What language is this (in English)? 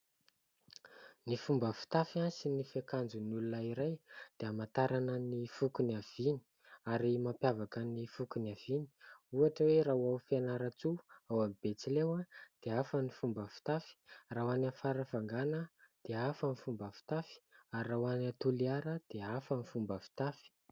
Malagasy